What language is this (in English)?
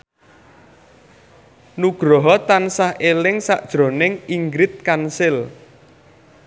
Javanese